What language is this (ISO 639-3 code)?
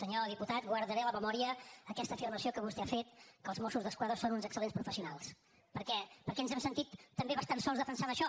cat